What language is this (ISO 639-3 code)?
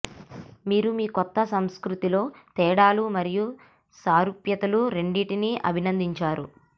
tel